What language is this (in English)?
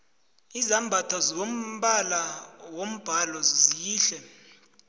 South Ndebele